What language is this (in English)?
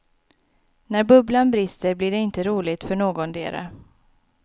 Swedish